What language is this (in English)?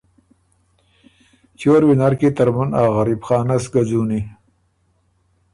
Ormuri